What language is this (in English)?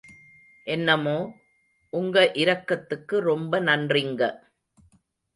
Tamil